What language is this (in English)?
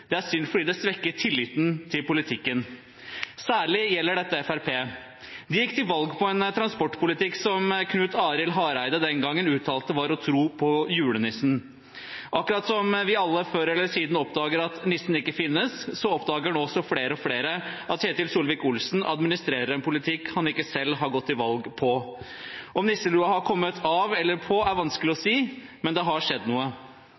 Norwegian Bokmål